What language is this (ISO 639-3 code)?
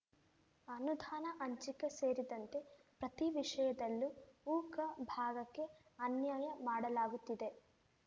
kan